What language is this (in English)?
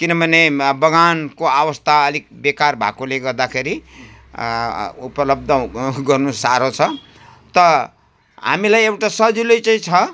Nepali